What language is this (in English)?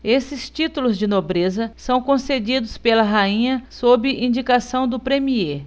Portuguese